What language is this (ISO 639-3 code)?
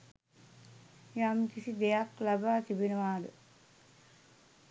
sin